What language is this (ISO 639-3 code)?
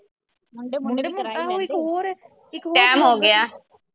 pan